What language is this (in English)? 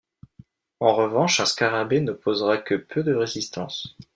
French